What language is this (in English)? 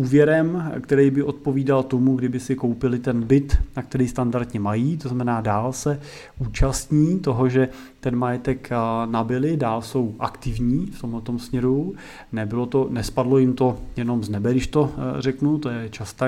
Czech